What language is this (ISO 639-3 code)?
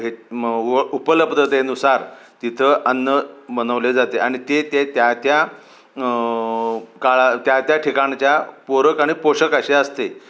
mar